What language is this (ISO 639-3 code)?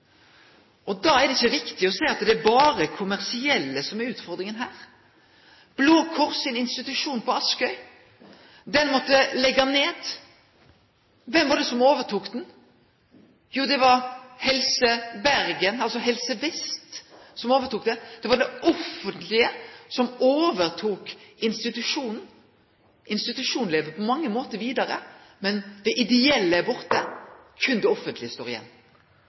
nno